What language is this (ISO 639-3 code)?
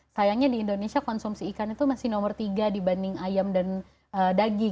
ind